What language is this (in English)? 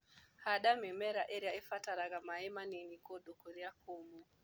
Kikuyu